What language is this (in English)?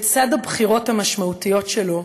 Hebrew